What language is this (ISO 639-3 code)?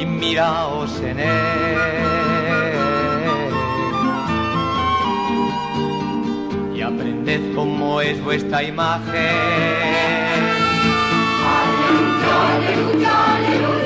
spa